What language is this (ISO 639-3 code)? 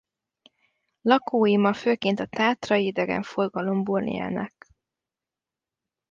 hun